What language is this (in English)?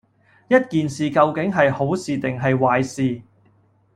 Cantonese